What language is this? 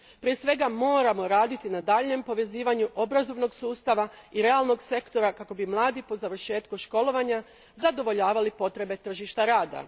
Croatian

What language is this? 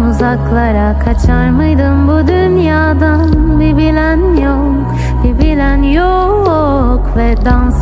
Turkish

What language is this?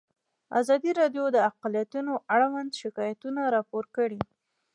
Pashto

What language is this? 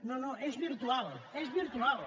Catalan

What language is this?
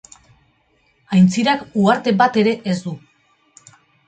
Basque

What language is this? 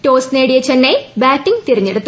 Malayalam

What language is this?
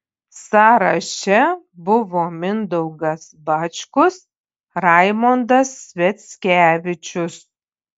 Lithuanian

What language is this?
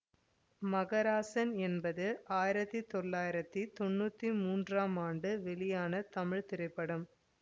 Tamil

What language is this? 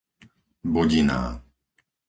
Slovak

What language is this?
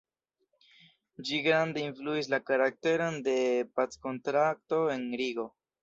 Esperanto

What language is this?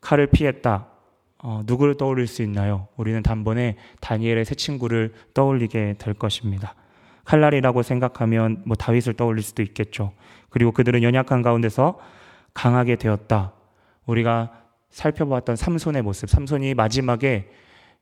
Korean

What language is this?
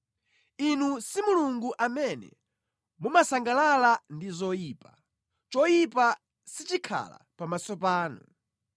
Nyanja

